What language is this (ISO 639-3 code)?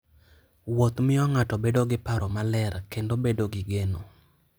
luo